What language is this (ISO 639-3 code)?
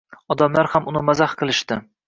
uzb